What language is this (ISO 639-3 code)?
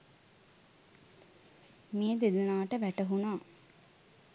sin